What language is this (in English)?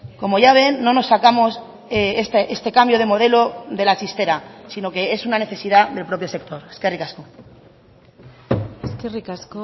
Spanish